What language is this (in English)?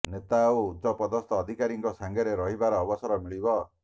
Odia